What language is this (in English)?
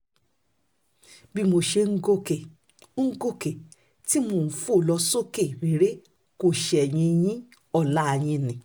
Yoruba